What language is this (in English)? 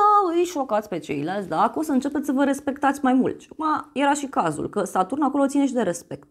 Romanian